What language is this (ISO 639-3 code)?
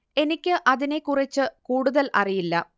mal